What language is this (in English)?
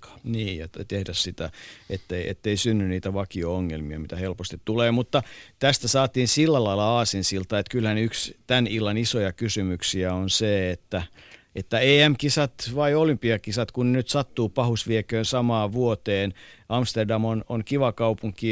Finnish